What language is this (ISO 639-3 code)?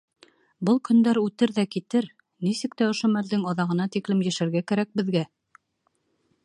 bak